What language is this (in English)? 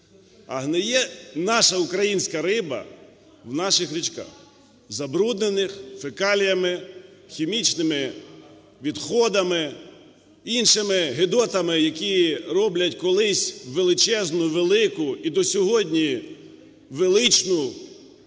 Ukrainian